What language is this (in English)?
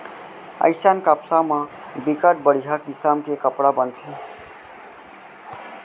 Chhattisgarhi